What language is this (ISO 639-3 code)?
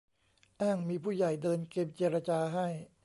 tha